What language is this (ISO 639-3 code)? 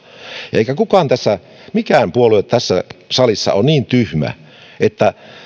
fin